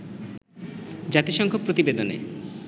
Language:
Bangla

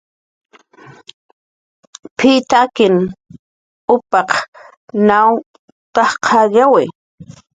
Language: Jaqaru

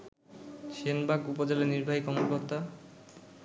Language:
Bangla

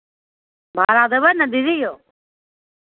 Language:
Maithili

